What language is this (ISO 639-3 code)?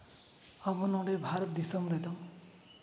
sat